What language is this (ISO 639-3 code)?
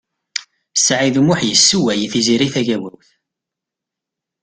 kab